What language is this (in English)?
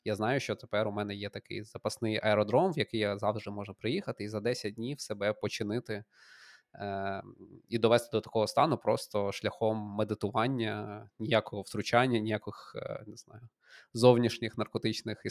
Ukrainian